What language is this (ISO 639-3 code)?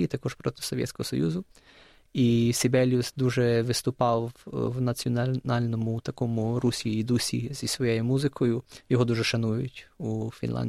ukr